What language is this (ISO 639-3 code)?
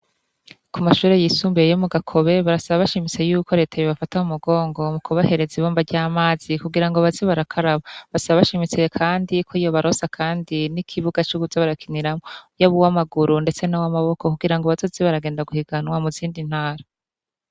run